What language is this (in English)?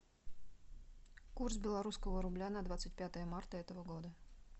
Russian